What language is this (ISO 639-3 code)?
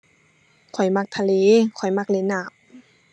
tha